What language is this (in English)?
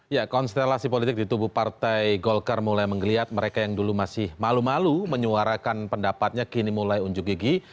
Indonesian